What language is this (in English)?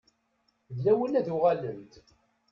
Kabyle